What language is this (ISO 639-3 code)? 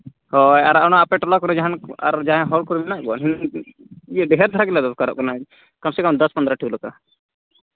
sat